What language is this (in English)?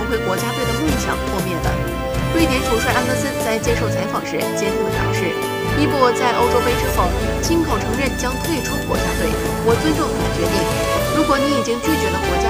Chinese